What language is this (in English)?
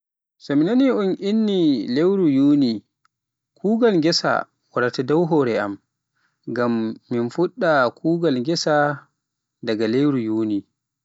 Pular